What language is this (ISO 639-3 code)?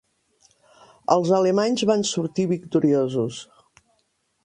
cat